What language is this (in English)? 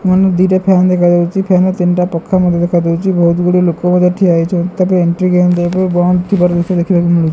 Odia